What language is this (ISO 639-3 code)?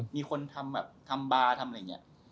tha